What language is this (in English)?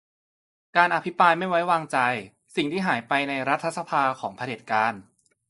Thai